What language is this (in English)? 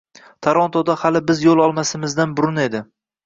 Uzbek